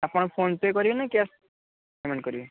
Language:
Odia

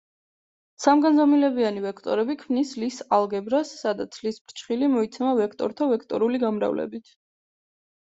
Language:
Georgian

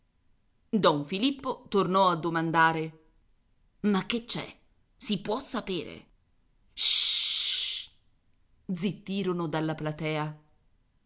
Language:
Italian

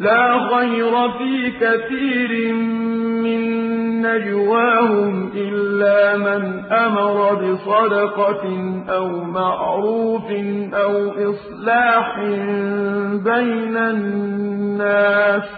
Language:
Arabic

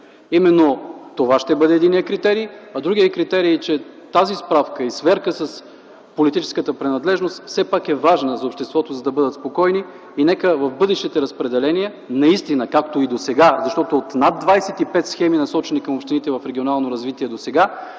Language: Bulgarian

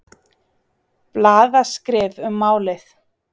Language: Icelandic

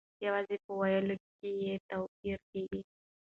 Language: Pashto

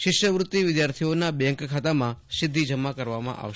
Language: Gujarati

